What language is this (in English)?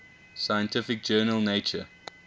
English